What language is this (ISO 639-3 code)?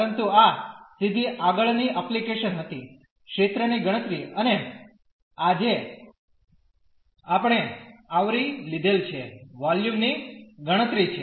guj